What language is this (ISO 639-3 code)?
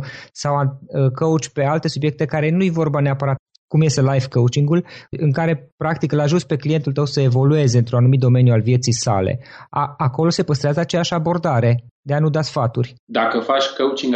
ron